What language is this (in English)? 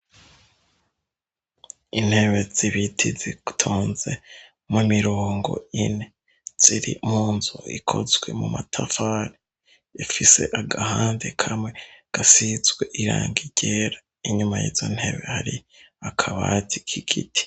Rundi